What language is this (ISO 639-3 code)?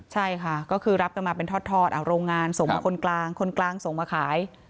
tha